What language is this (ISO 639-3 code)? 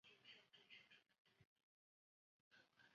zho